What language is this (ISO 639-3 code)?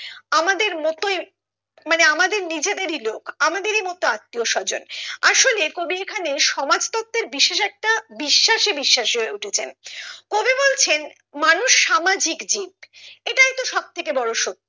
ben